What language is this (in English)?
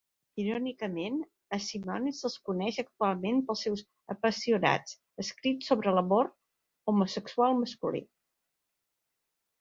Catalan